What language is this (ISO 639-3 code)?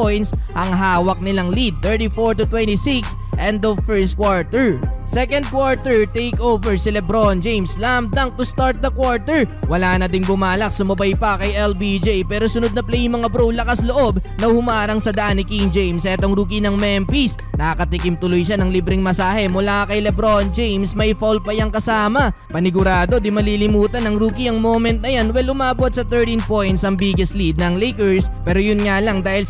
fil